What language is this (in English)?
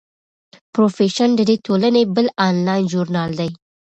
Pashto